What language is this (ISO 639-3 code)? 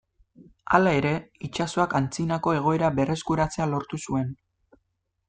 eus